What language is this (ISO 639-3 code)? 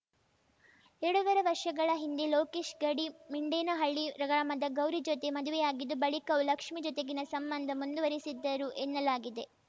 kan